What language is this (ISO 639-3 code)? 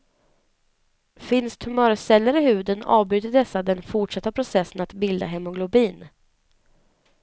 swe